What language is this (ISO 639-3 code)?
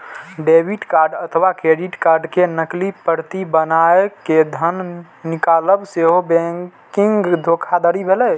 mai